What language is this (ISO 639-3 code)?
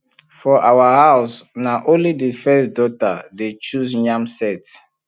pcm